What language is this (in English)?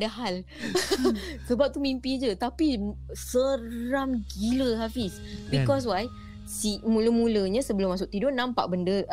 Malay